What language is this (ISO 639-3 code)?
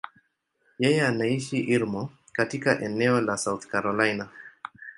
swa